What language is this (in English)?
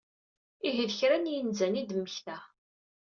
Kabyle